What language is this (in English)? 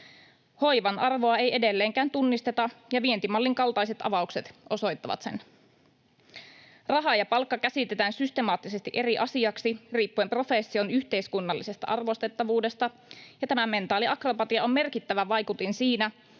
Finnish